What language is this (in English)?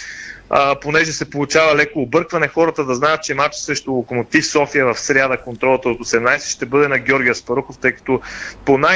Bulgarian